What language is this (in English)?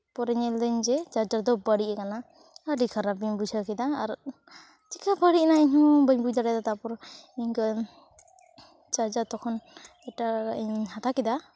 Santali